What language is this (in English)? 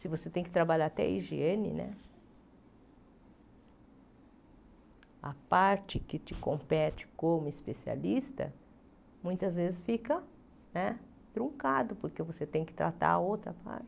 Portuguese